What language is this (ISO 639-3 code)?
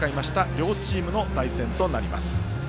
jpn